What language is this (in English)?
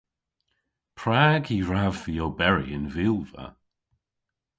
Cornish